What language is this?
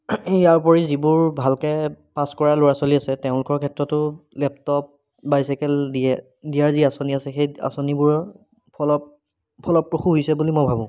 Assamese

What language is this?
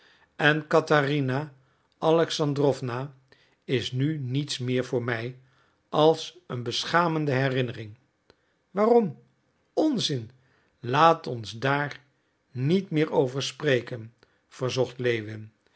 Dutch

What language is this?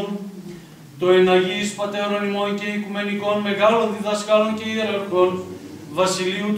Greek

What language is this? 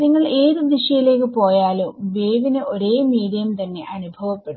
Malayalam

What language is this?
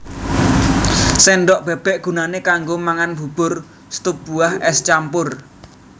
Javanese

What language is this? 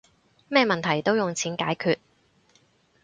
Cantonese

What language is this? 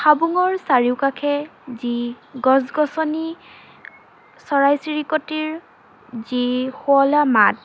Assamese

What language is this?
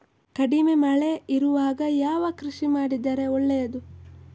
Kannada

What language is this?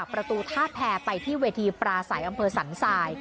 Thai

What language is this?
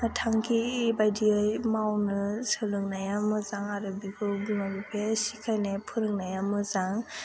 Bodo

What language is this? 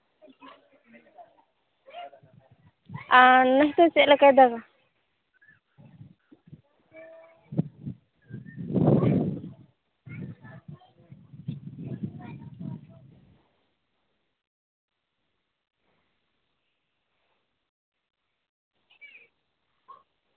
Santali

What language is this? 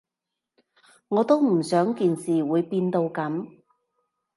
Cantonese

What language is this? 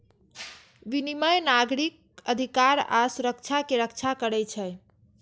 Maithili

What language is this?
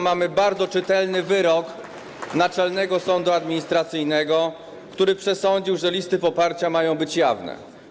Polish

